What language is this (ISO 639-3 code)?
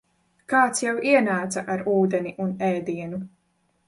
lav